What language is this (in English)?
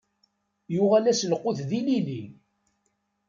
Kabyle